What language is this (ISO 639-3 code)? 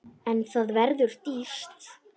isl